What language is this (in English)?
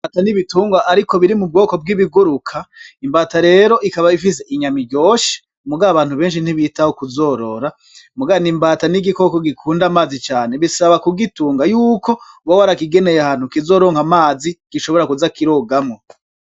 Rundi